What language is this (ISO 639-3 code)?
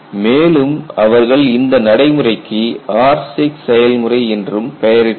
tam